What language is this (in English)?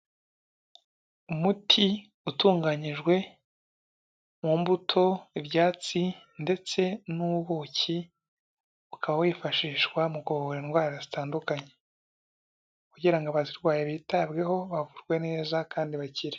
Kinyarwanda